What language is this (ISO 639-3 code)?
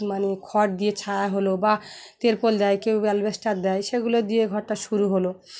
ben